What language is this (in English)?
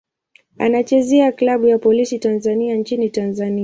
Swahili